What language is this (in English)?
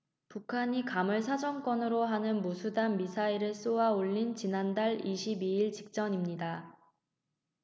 Korean